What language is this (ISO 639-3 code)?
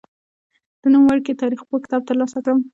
pus